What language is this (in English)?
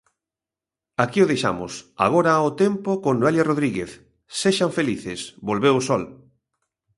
Galician